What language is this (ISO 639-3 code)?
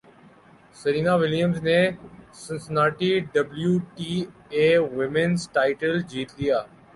urd